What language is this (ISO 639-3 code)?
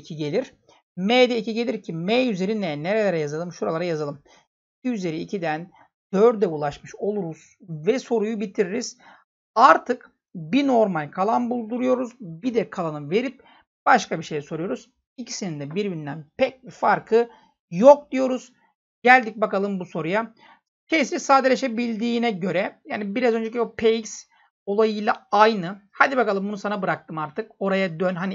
tur